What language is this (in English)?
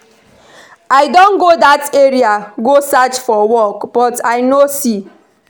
Nigerian Pidgin